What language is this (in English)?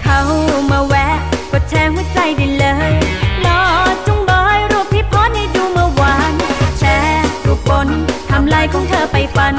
Thai